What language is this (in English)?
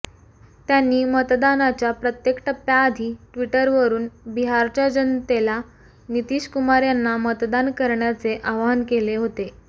Marathi